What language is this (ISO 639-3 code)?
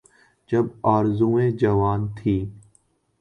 urd